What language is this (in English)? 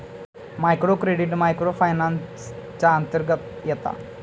Marathi